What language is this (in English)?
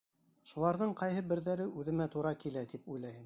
Bashkir